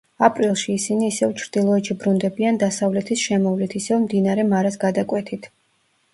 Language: Georgian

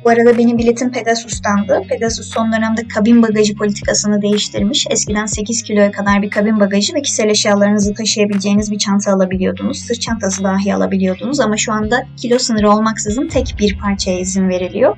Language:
Turkish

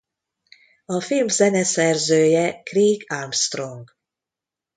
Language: Hungarian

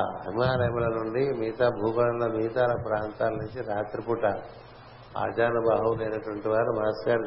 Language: Telugu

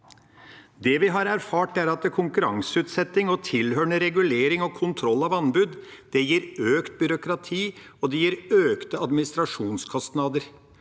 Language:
Norwegian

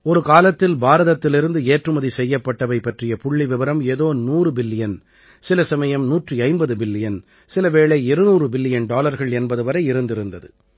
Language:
Tamil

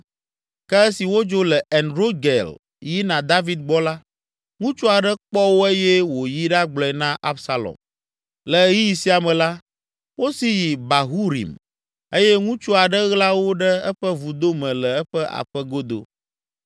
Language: Ewe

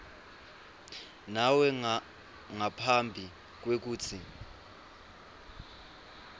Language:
Swati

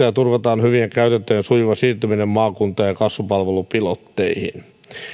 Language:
Finnish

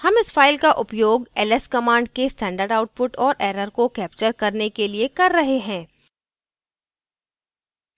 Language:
Hindi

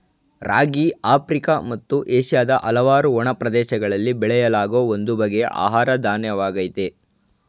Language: Kannada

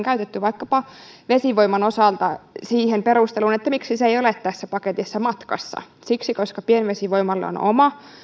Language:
Finnish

